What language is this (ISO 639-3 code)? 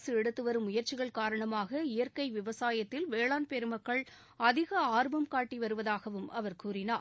tam